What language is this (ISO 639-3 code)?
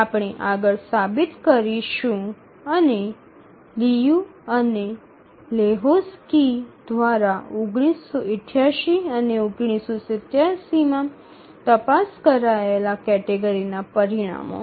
guj